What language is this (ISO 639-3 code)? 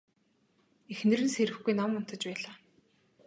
mon